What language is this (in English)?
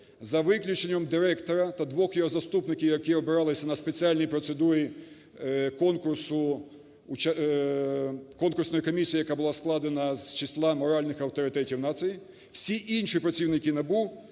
Ukrainian